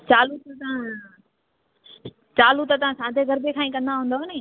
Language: Sindhi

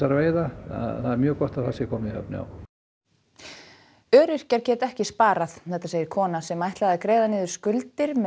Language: Icelandic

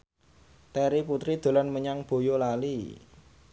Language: Javanese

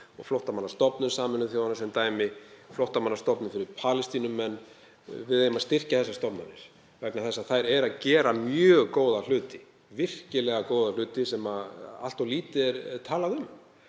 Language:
Icelandic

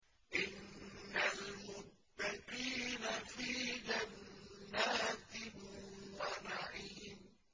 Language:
Arabic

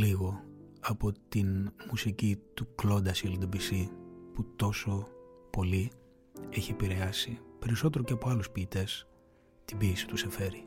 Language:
Greek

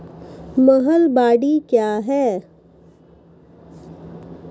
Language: Maithili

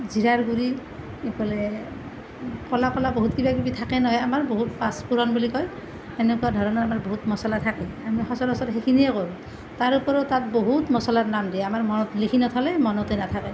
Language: Assamese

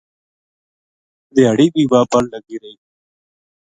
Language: Gujari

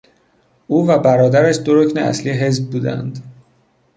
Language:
Persian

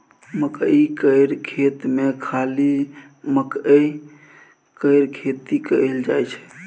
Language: Maithili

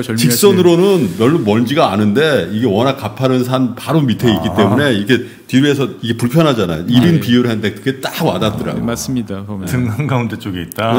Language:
Korean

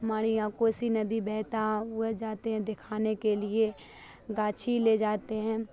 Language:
Urdu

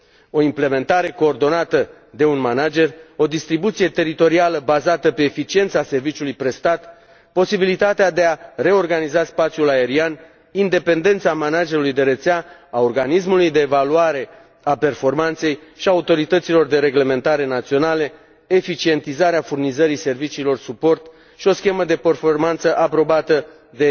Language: Romanian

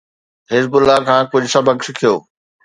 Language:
Sindhi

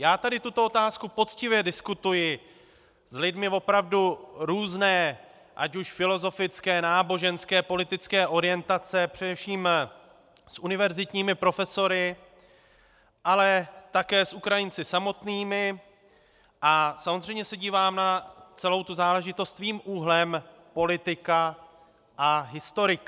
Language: Czech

